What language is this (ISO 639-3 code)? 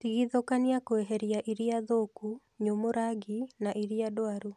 kik